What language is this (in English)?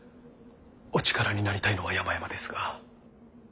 Japanese